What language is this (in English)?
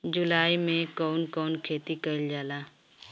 Bhojpuri